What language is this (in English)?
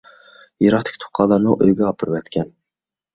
Uyghur